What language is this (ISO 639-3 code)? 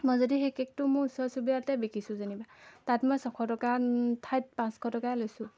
asm